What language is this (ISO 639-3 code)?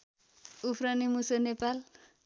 nep